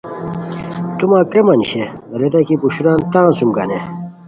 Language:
Khowar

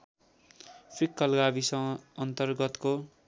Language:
Nepali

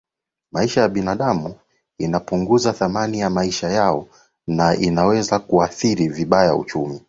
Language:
Swahili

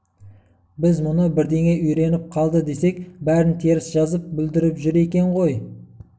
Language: Kazakh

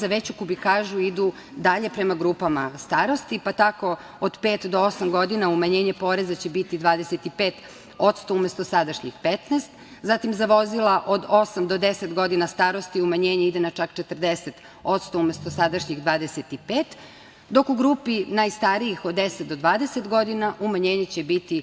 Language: Serbian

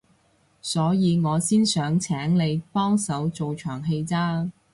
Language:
Cantonese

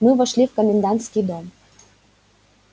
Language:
Russian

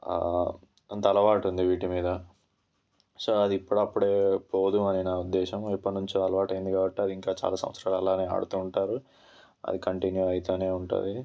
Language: Telugu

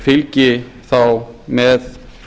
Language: Icelandic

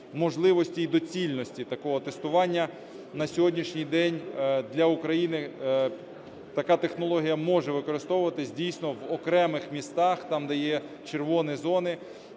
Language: Ukrainian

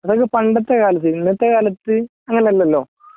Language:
Malayalam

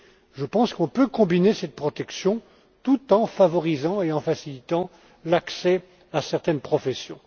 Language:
French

